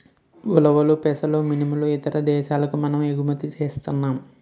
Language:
Telugu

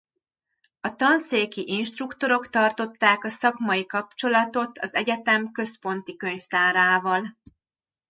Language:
Hungarian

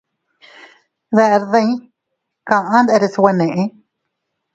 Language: Teutila Cuicatec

